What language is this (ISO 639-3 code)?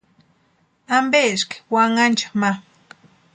pua